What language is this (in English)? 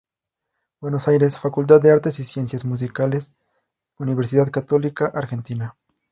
Spanish